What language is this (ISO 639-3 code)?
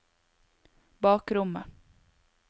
nor